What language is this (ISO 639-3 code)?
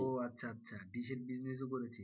ben